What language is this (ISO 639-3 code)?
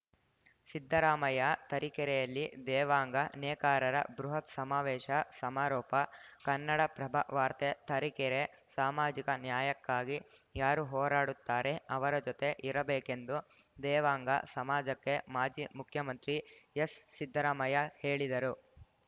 kan